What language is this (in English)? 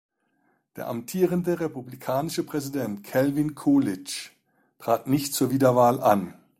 German